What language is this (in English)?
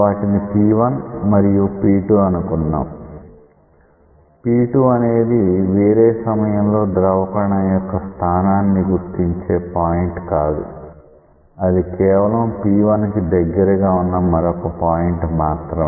Telugu